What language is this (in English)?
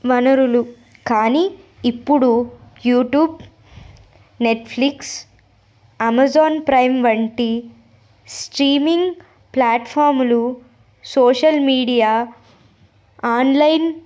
Telugu